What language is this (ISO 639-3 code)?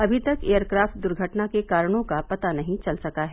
hin